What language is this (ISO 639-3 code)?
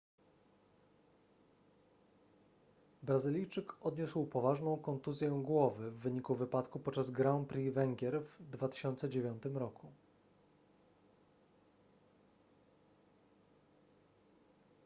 pol